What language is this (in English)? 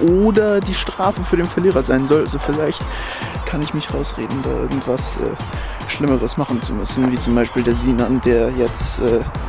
German